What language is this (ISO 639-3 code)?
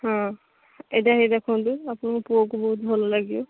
ori